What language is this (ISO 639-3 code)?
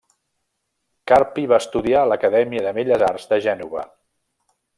cat